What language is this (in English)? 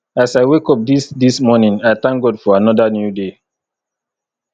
Nigerian Pidgin